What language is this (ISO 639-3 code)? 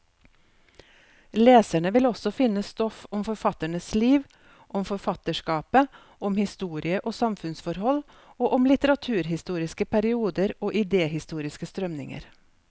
nor